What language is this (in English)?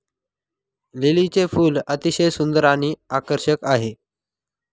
Marathi